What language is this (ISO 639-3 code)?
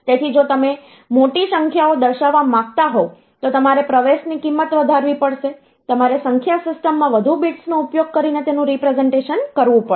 guj